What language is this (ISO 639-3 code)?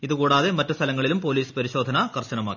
mal